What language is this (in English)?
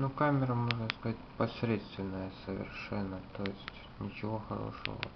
Russian